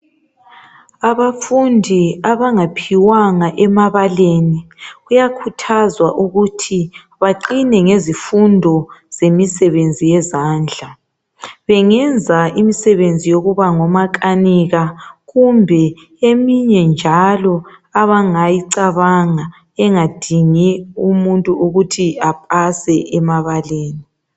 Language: North Ndebele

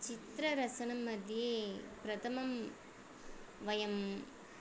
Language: Sanskrit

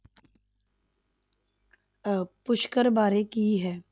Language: Punjabi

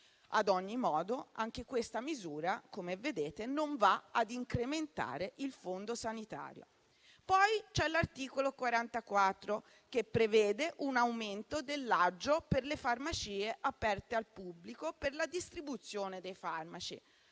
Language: Italian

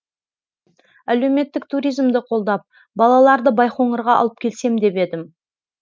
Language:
Kazakh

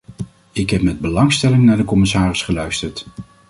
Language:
Dutch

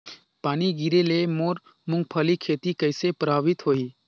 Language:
Chhattisgarhi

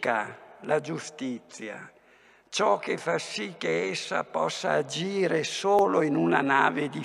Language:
Italian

